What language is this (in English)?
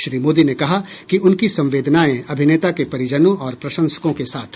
Hindi